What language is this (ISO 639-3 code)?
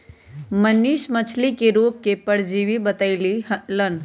mag